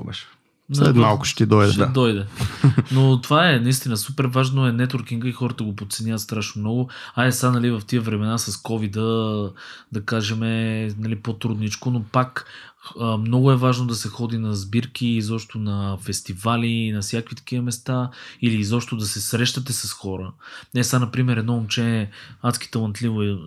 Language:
Bulgarian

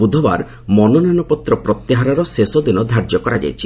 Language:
Odia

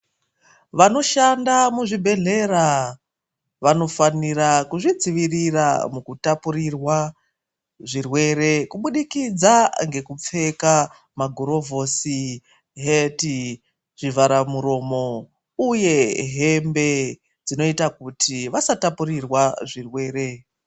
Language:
Ndau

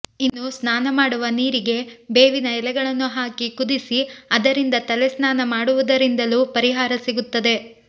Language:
Kannada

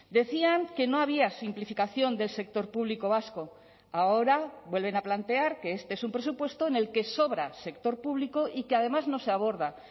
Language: Spanish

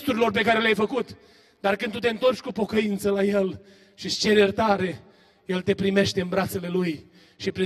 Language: Romanian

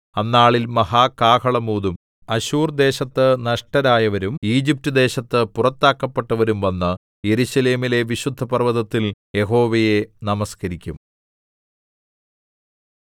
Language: Malayalam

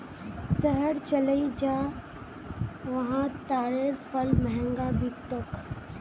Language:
Magahi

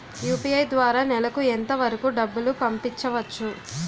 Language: Telugu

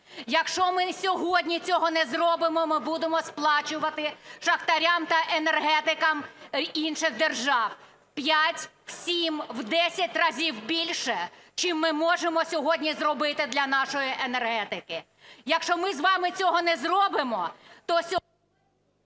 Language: Ukrainian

